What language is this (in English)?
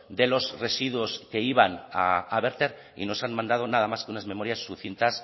Spanish